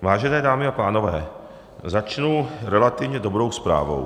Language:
Czech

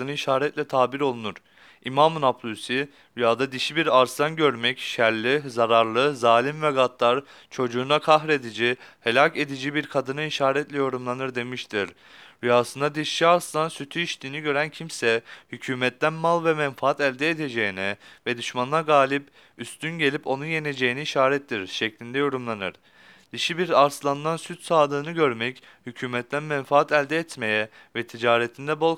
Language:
Turkish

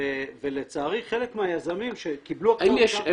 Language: Hebrew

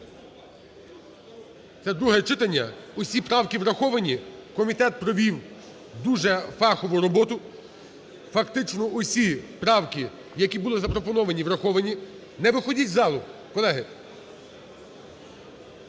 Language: Ukrainian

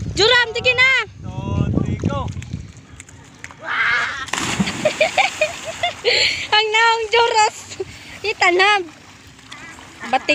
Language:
Indonesian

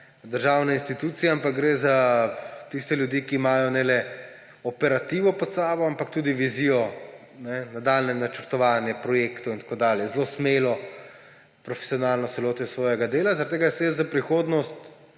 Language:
Slovenian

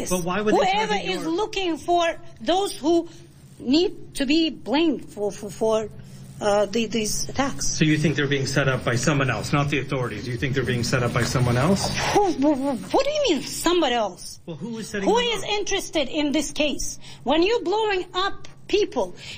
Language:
English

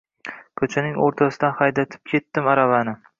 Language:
Uzbek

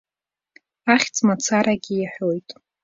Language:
Abkhazian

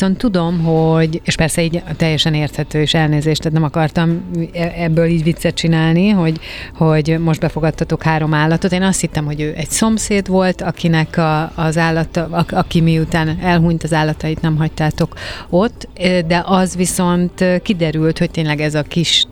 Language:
Hungarian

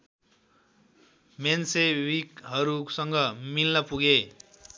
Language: Nepali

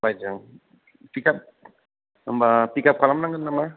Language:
Bodo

